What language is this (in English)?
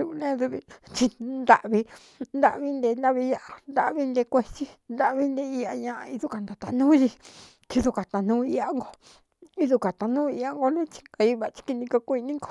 Cuyamecalco Mixtec